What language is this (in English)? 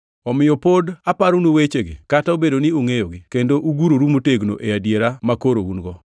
Luo (Kenya and Tanzania)